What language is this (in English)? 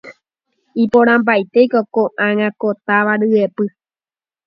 Guarani